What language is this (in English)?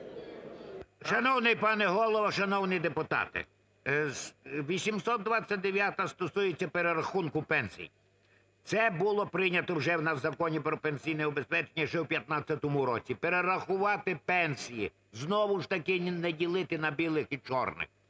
Ukrainian